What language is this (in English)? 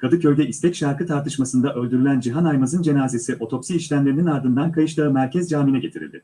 Turkish